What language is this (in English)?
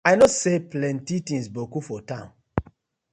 Nigerian Pidgin